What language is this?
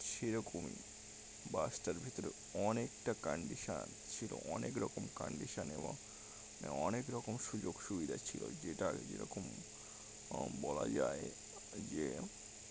Bangla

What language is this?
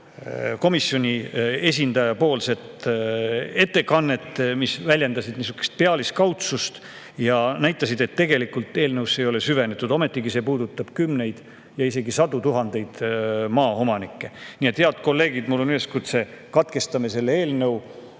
Estonian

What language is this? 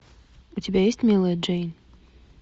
Russian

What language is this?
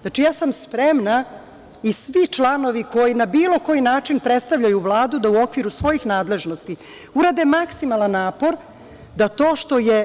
Serbian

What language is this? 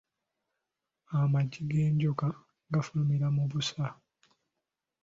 Ganda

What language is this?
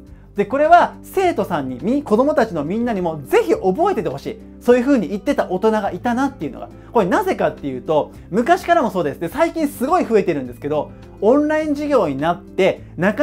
Japanese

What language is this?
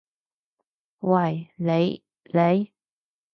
Cantonese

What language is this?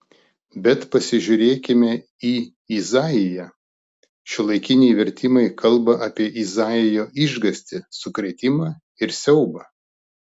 Lithuanian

